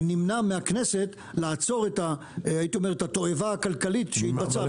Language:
Hebrew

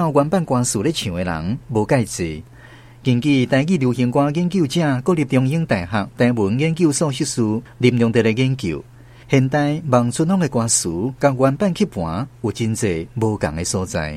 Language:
Chinese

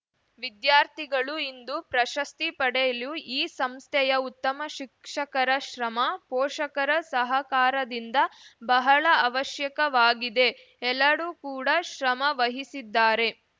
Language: Kannada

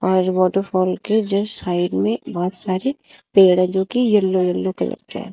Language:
Hindi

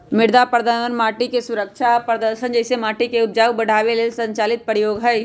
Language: Magahi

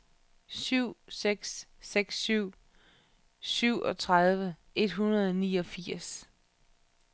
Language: Danish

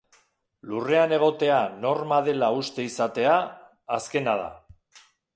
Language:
Basque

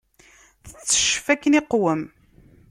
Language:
Kabyle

